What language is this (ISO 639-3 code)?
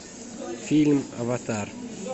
rus